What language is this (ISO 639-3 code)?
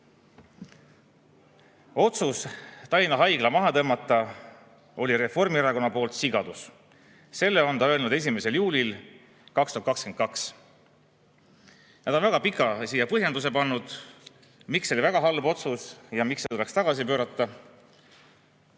est